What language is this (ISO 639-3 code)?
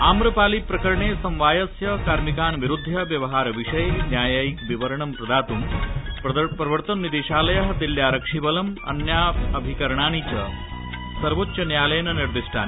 san